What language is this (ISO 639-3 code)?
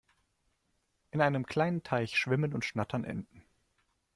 deu